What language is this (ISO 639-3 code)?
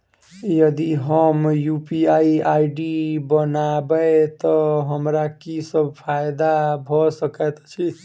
mai